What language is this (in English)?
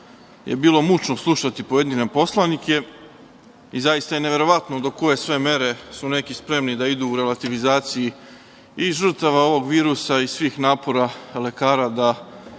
Serbian